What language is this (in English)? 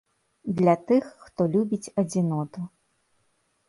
Belarusian